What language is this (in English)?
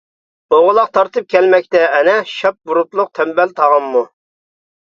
Uyghur